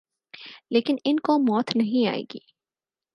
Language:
Urdu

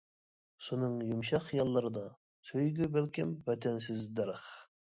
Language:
Uyghur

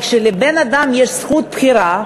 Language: Hebrew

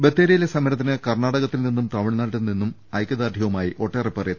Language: Malayalam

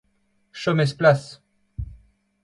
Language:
Breton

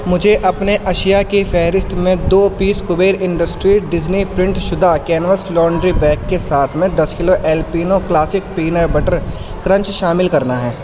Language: Urdu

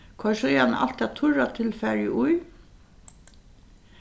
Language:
Faroese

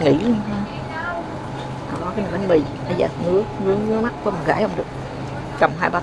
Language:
Vietnamese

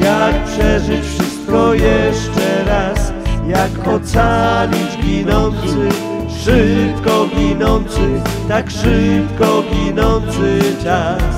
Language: Polish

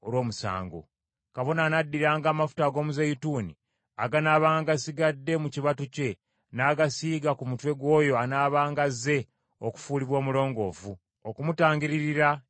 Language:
Ganda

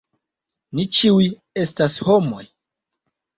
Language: Esperanto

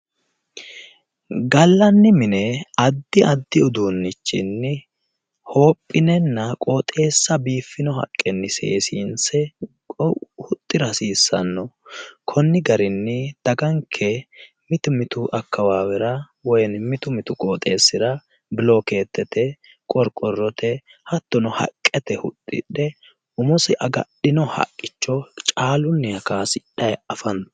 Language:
Sidamo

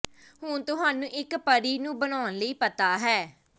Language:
Punjabi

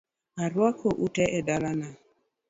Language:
Luo (Kenya and Tanzania)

